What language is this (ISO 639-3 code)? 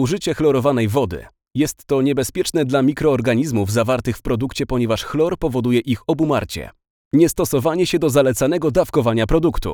pol